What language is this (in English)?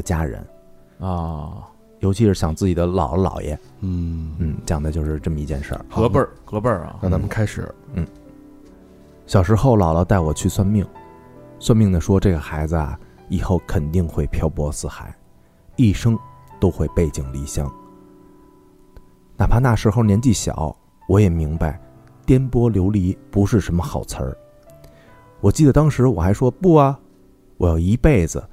Chinese